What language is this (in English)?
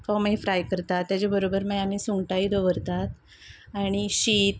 Konkani